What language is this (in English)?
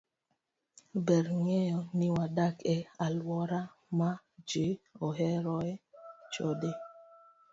Luo (Kenya and Tanzania)